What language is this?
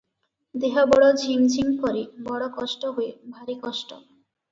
Odia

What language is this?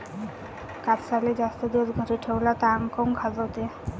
Marathi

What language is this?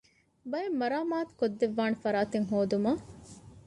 Divehi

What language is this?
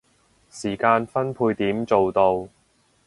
Cantonese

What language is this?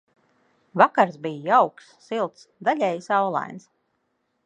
Latvian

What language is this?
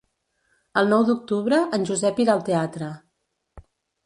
Catalan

